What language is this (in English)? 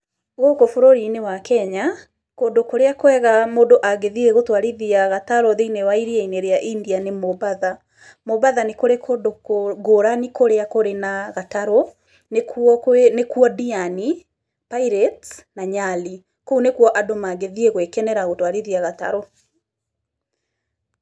Kikuyu